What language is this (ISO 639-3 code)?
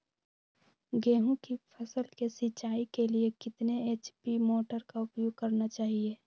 mag